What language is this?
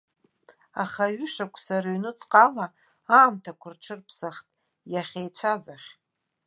Abkhazian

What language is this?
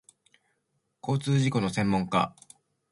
Japanese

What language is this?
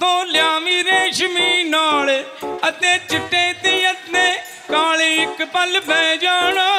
Punjabi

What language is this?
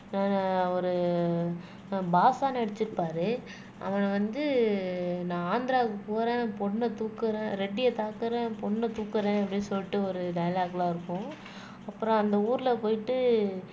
Tamil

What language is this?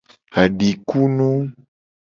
Gen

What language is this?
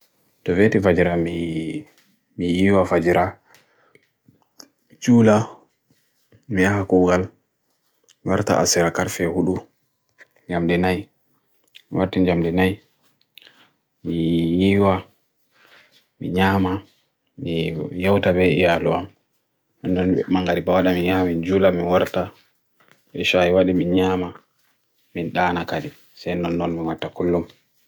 Bagirmi Fulfulde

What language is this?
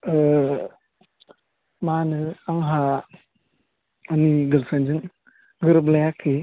Bodo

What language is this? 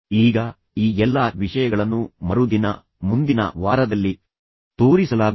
Kannada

